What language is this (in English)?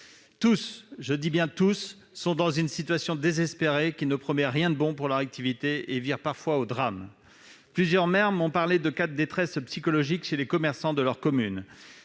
French